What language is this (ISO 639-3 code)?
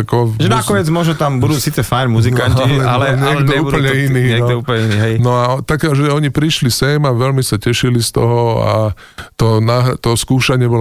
slk